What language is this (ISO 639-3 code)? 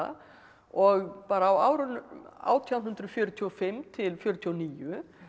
isl